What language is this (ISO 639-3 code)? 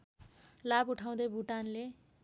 nep